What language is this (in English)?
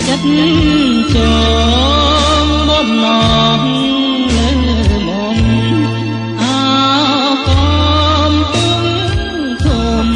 Thai